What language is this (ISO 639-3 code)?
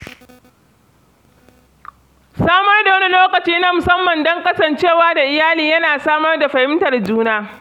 hau